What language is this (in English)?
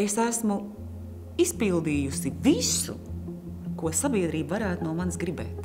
Latvian